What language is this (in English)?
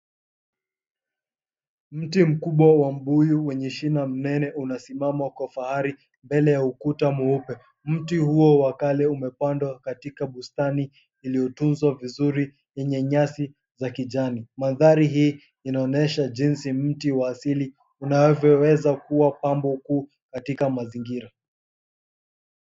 Swahili